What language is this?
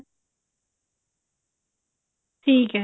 Punjabi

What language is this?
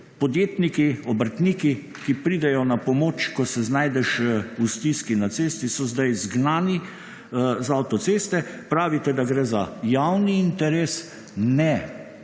Slovenian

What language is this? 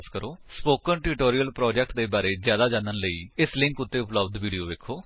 Punjabi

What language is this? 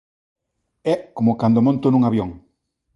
Galician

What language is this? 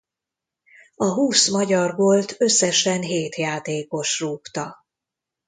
Hungarian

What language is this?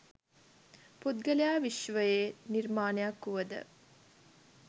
Sinhala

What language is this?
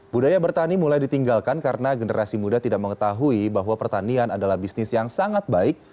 Indonesian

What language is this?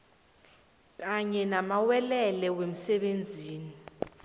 South Ndebele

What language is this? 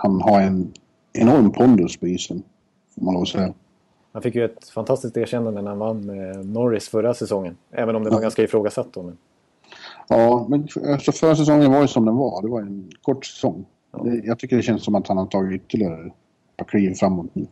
Swedish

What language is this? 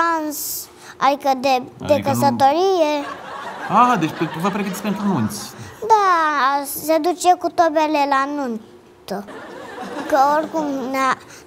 Romanian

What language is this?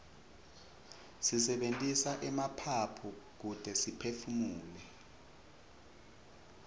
Swati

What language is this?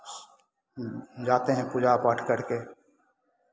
Hindi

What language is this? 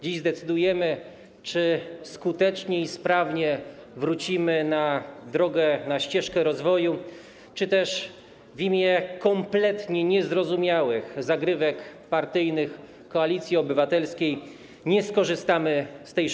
Polish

